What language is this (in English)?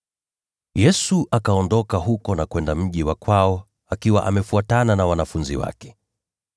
Swahili